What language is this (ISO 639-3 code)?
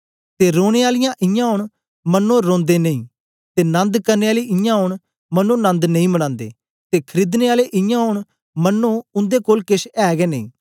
doi